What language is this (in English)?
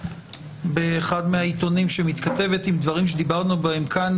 Hebrew